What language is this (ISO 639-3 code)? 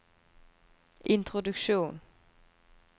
nor